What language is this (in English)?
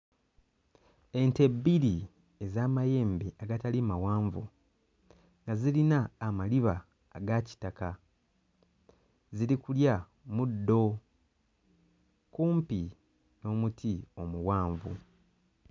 Ganda